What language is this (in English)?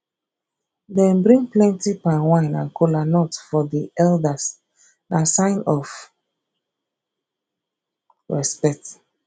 Nigerian Pidgin